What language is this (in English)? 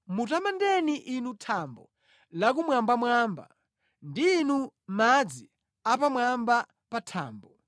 Nyanja